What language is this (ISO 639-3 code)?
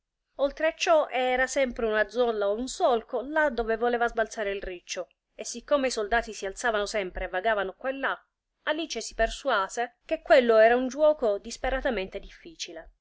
ita